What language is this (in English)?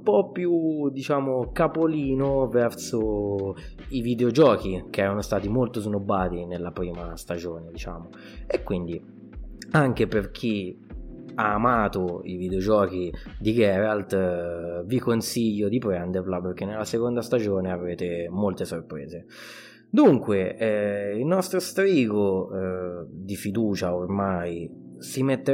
Italian